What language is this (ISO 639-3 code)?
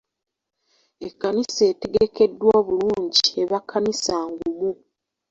lug